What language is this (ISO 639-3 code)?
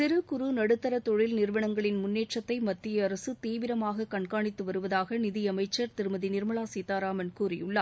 tam